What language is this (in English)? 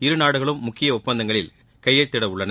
Tamil